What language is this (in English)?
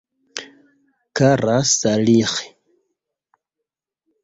Esperanto